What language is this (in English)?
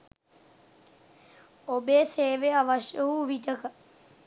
Sinhala